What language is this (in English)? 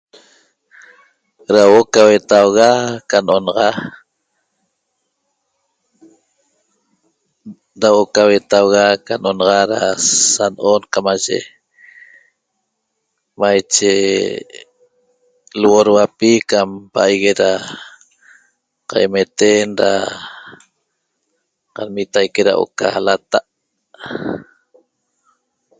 Toba